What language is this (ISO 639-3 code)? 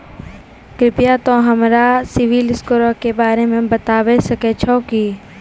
mai